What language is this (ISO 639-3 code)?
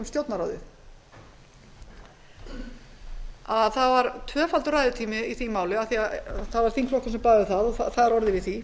isl